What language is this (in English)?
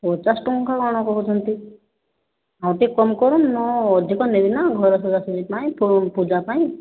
Odia